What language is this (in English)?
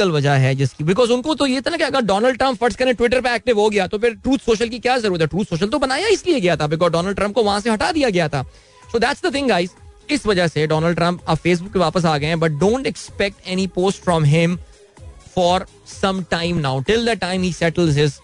Hindi